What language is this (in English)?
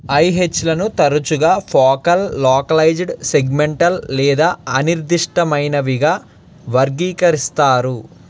Telugu